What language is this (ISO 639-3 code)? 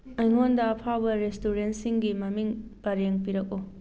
mni